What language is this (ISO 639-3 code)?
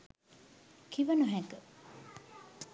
sin